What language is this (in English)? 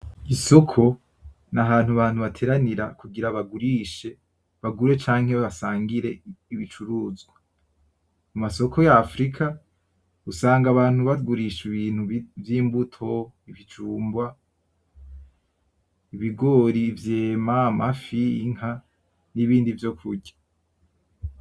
Rundi